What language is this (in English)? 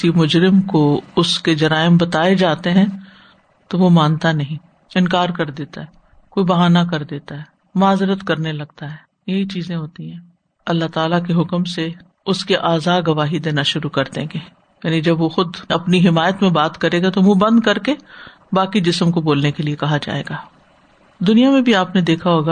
Urdu